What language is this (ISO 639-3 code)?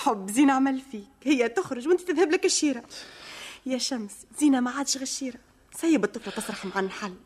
ara